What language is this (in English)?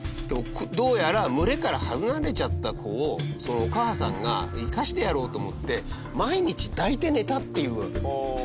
Japanese